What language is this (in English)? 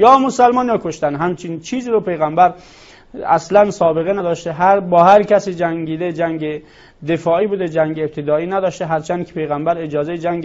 Persian